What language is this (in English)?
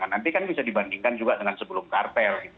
Indonesian